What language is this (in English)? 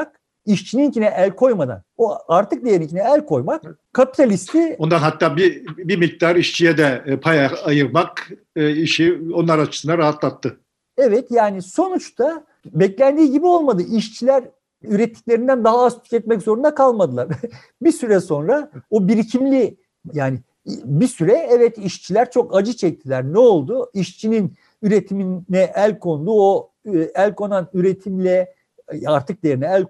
Turkish